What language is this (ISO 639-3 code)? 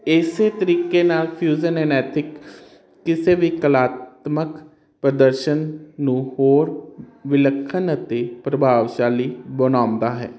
pan